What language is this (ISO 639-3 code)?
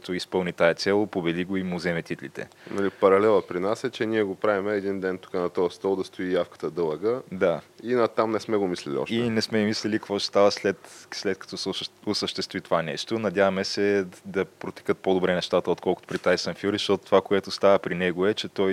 bul